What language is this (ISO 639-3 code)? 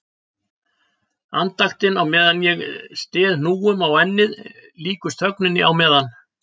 isl